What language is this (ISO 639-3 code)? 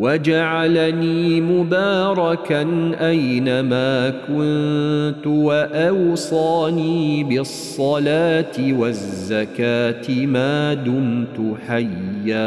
ara